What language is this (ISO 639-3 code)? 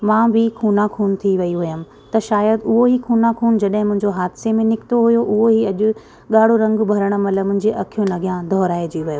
snd